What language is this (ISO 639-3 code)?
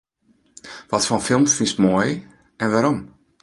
fry